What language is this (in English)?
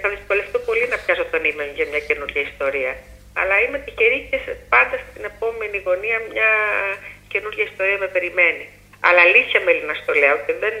Greek